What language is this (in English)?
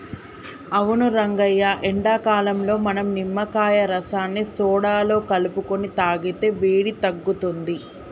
Telugu